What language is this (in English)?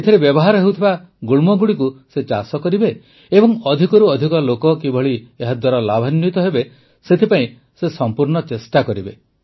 Odia